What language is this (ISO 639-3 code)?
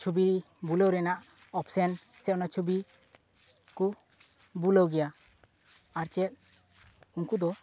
sat